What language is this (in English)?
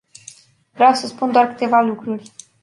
Romanian